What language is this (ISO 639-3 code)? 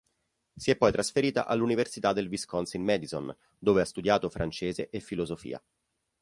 ita